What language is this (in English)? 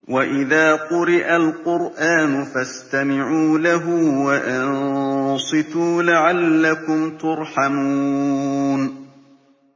Arabic